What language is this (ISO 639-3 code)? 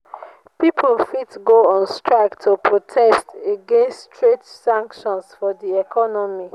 pcm